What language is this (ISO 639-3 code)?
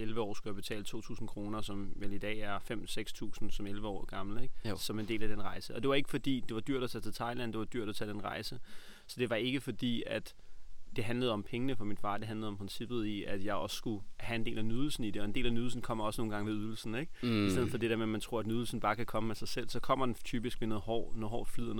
dan